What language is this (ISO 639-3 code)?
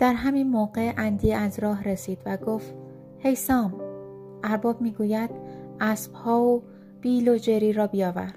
fas